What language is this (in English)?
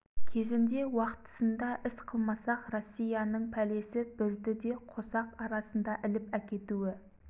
Kazakh